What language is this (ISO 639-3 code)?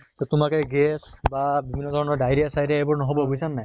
asm